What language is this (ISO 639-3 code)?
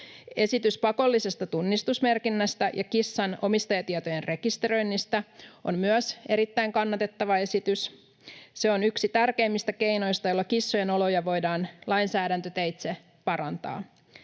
fin